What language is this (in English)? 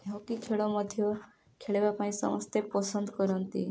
Odia